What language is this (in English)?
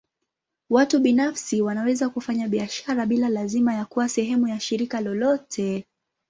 Swahili